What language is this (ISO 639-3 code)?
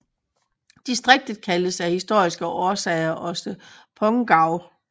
dan